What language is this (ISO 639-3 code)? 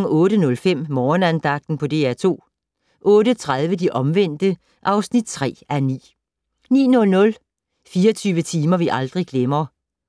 dan